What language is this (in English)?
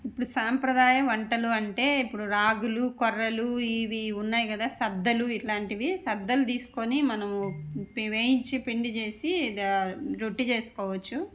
Telugu